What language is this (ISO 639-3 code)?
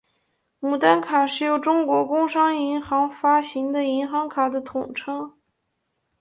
zho